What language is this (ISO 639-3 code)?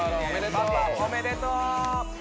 jpn